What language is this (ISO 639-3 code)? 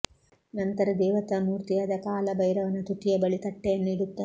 kan